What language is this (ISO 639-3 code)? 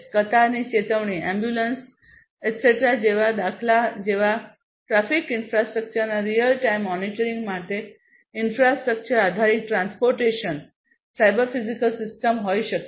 guj